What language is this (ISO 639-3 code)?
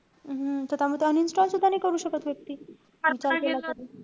mar